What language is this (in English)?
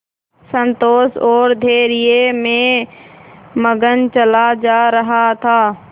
Hindi